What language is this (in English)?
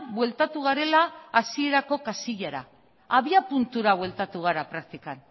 Basque